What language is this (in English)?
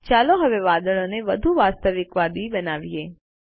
Gujarati